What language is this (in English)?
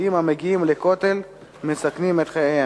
Hebrew